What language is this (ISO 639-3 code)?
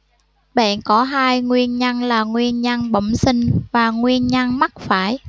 vie